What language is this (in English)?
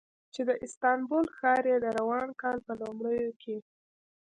Pashto